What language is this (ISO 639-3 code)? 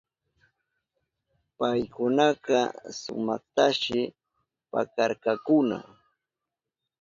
qup